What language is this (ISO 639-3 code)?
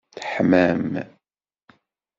kab